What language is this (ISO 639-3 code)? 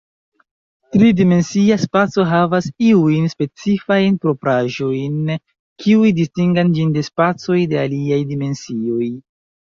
epo